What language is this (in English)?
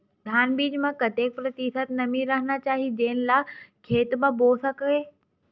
Chhattisgarhi